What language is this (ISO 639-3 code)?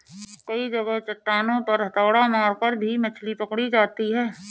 hin